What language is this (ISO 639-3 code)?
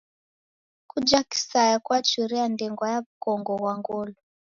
dav